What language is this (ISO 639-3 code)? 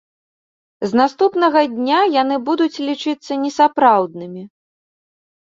bel